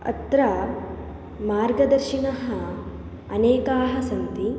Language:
Sanskrit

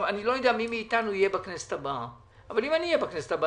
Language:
Hebrew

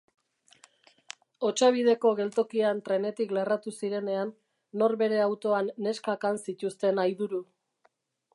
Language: Basque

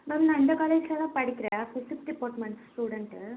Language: Tamil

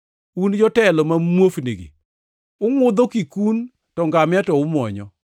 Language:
Luo (Kenya and Tanzania)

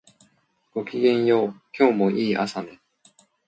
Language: Japanese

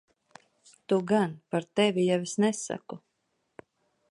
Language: Latvian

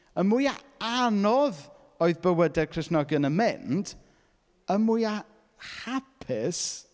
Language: Welsh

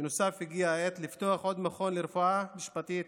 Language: Hebrew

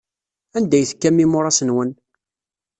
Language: Kabyle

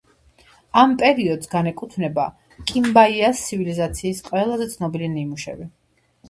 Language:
Georgian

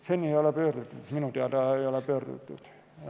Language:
Estonian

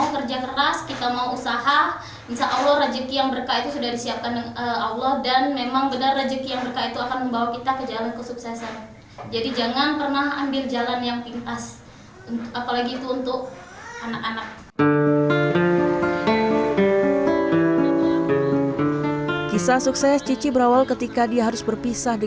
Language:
Indonesian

